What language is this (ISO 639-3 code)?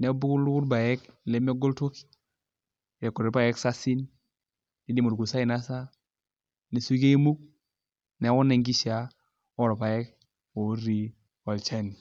mas